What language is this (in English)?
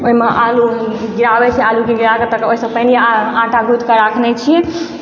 Maithili